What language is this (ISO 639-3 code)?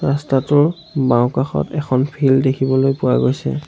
asm